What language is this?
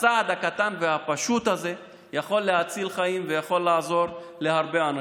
Hebrew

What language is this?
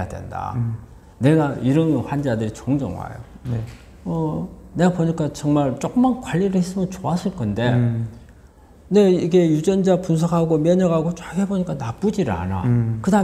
Korean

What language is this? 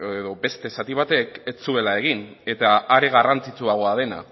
Basque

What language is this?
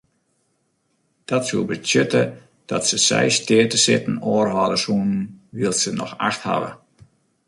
Western Frisian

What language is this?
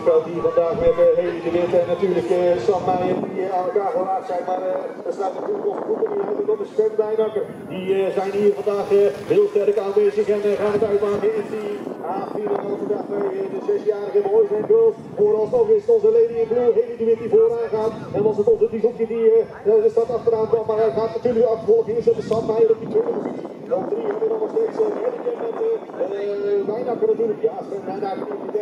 Dutch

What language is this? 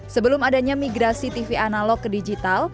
Indonesian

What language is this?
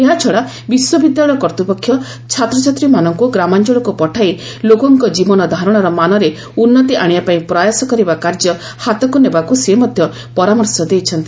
Odia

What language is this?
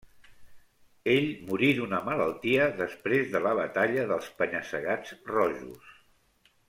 Catalan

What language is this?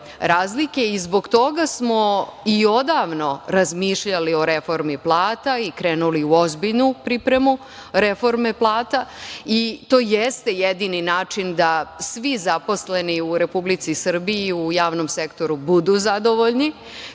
Serbian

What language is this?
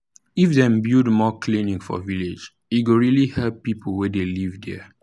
Nigerian Pidgin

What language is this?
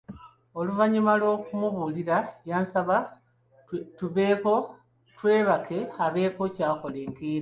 Ganda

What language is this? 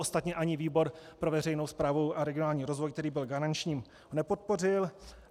Czech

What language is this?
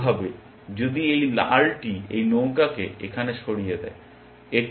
Bangla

